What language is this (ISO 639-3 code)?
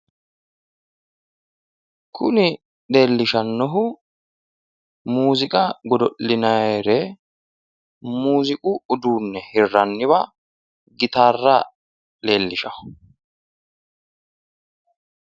sid